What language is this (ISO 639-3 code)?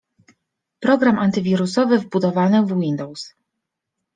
pol